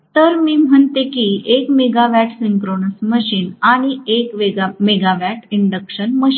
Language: Marathi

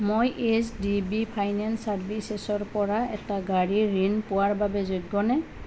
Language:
Assamese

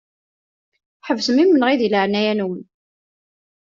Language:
Kabyle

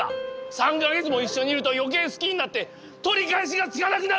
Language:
Japanese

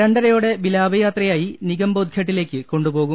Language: Malayalam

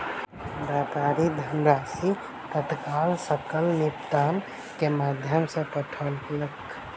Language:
Maithili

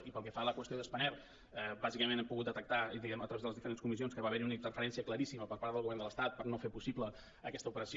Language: Catalan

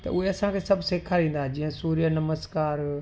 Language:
Sindhi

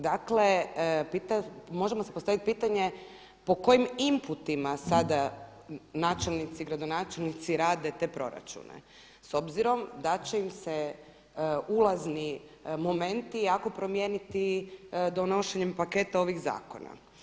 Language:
Croatian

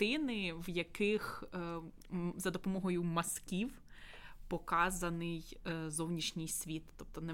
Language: Ukrainian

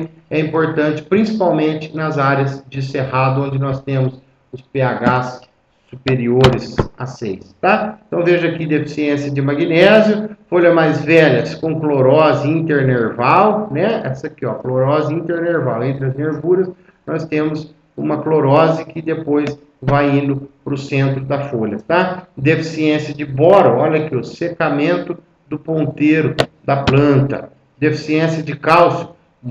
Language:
Portuguese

